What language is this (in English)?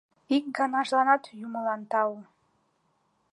Mari